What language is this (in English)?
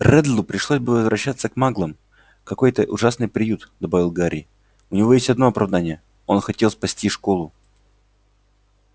Russian